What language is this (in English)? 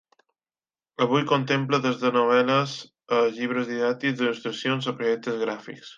Catalan